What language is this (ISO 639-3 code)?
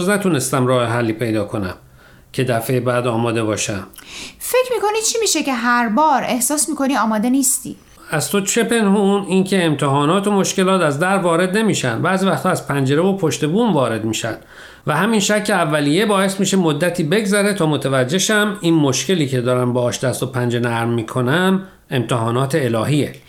fas